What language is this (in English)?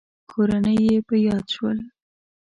Pashto